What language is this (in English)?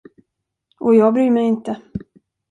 Swedish